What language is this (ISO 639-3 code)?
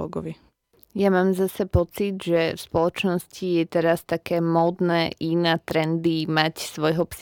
slk